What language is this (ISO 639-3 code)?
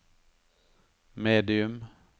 nor